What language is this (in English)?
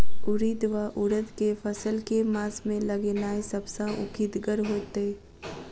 Maithili